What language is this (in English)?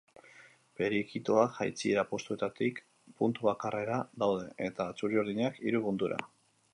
Basque